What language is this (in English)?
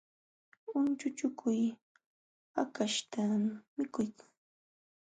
Jauja Wanca Quechua